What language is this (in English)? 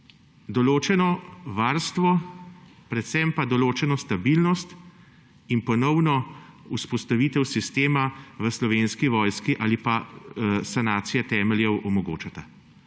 Slovenian